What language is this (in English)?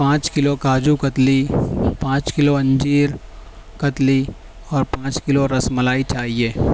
Urdu